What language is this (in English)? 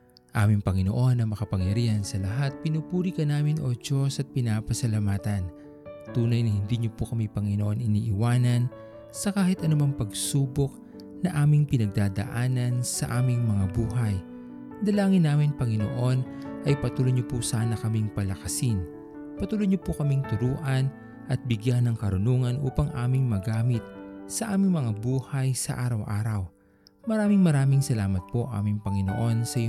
Filipino